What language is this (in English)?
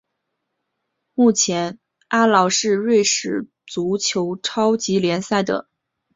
Chinese